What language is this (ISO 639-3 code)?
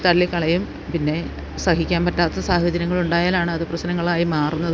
mal